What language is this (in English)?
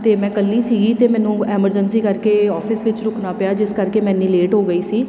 Punjabi